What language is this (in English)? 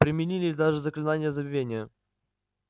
Russian